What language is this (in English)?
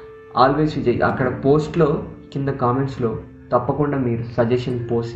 Telugu